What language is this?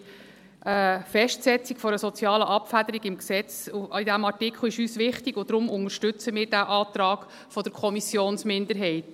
Swiss German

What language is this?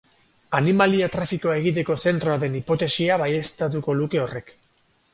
Basque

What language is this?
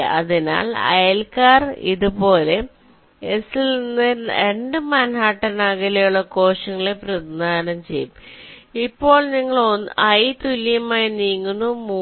Malayalam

